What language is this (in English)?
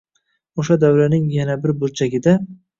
Uzbek